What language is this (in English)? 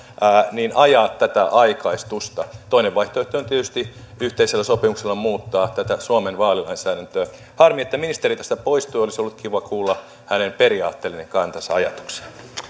Finnish